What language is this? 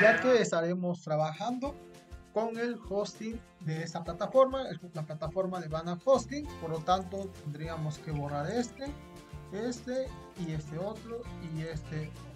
Spanish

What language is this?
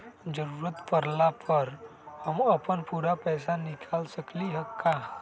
Magahi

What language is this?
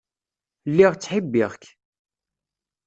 Kabyle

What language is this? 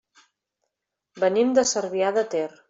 Catalan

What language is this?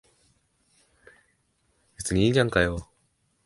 Japanese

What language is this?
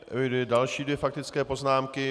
Czech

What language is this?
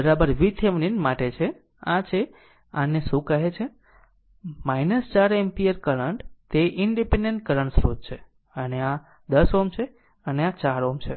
Gujarati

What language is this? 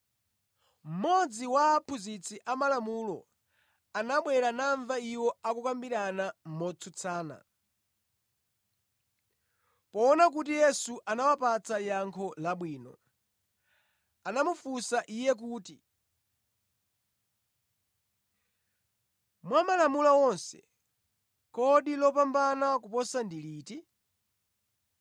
Nyanja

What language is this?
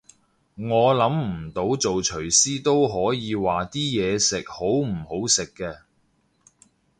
Cantonese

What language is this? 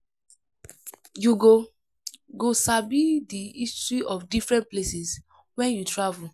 Nigerian Pidgin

